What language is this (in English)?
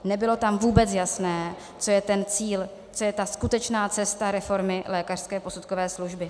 Czech